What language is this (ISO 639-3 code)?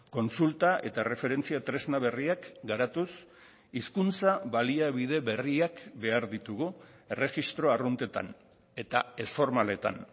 eus